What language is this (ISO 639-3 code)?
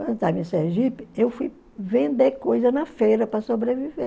por